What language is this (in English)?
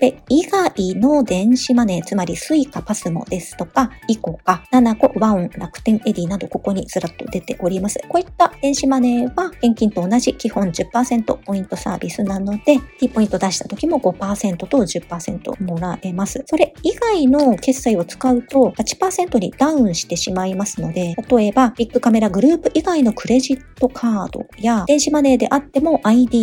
Japanese